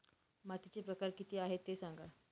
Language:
Marathi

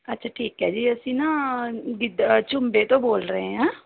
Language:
Punjabi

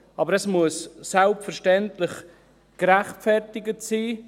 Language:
Swiss German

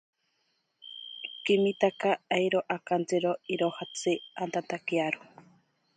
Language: Ashéninka Perené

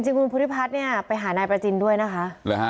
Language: Thai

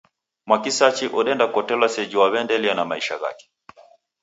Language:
Taita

